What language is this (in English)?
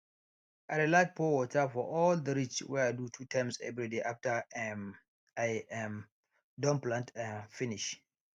Nigerian Pidgin